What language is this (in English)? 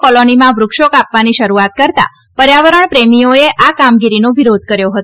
Gujarati